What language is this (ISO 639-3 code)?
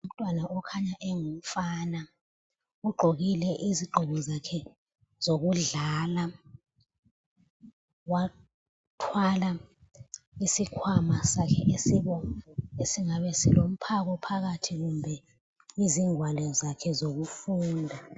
nde